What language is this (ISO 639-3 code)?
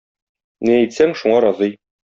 tat